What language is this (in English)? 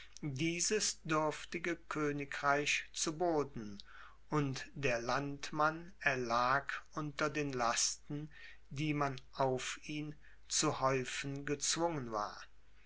German